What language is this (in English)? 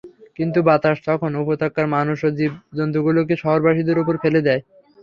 Bangla